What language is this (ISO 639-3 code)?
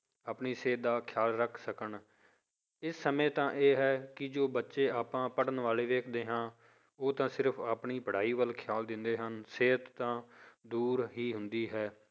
pan